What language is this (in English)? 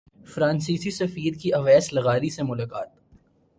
Urdu